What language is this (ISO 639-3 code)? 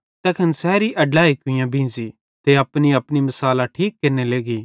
bhd